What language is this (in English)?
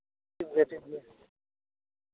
Santali